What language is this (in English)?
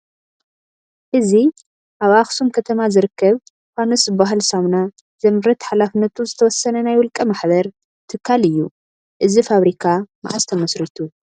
Tigrinya